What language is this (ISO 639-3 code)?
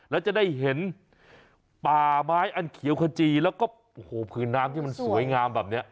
tha